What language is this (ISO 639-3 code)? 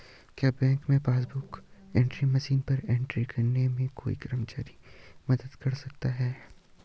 hin